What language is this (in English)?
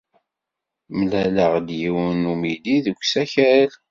Kabyle